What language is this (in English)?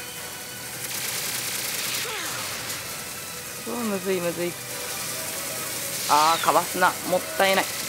Japanese